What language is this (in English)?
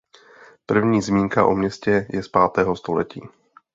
Czech